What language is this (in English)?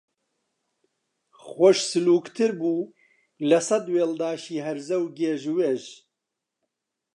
Central Kurdish